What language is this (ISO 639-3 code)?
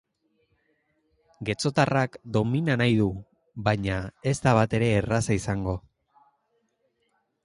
eus